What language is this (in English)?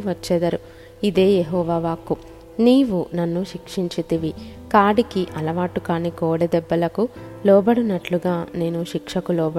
Telugu